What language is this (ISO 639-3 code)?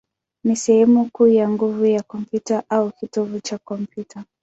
swa